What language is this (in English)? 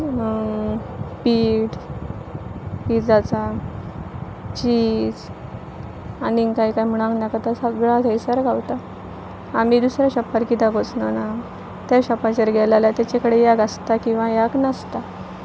Konkani